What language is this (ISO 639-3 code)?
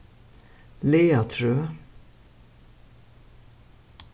fao